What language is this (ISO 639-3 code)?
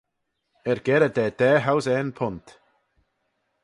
glv